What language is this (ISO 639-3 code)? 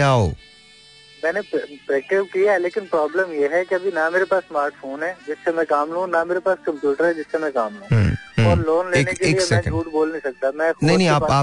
hin